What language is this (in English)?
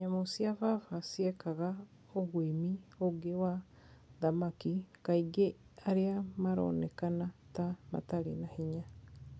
Kikuyu